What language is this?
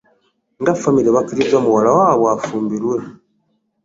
Ganda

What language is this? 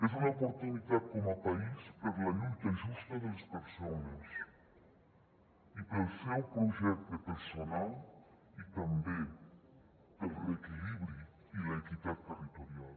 Catalan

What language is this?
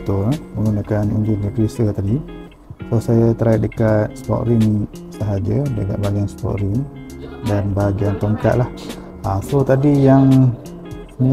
Malay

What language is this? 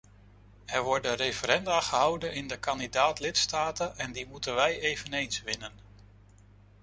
Dutch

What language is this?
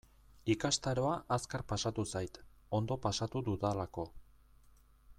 Basque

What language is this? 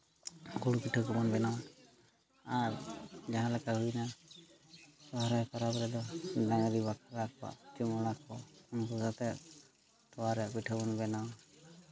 Santali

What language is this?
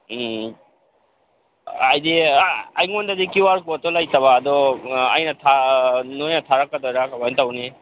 Manipuri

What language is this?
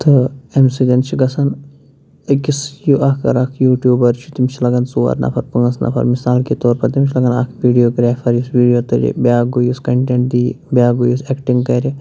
Kashmiri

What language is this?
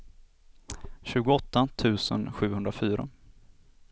Swedish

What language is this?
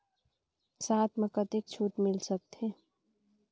Chhattisgarhi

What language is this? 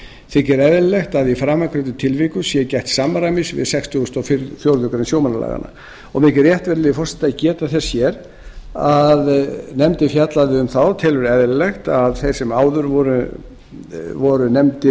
Icelandic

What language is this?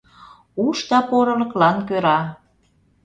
Mari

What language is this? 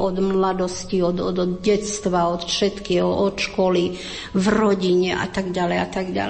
Slovak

